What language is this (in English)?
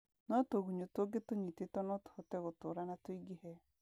Kikuyu